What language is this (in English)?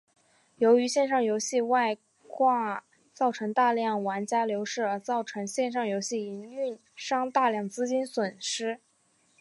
Chinese